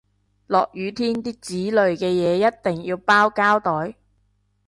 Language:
Cantonese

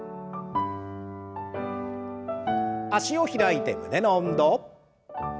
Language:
Japanese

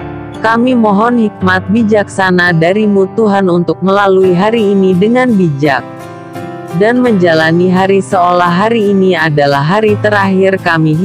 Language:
Indonesian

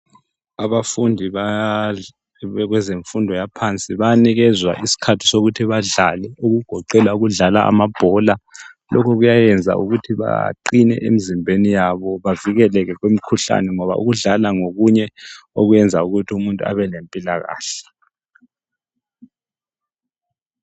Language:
North Ndebele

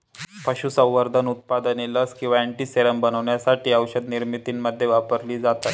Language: Marathi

